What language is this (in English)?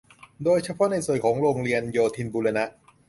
Thai